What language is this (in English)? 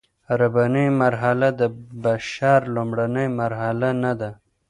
Pashto